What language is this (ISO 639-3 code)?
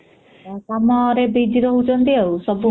ori